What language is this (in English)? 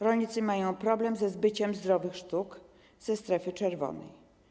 Polish